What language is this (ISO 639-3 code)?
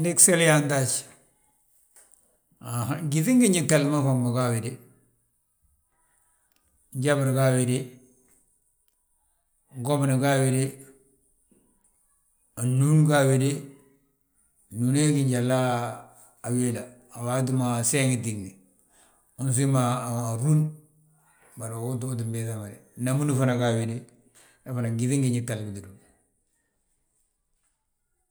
bjt